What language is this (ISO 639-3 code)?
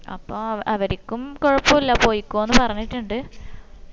mal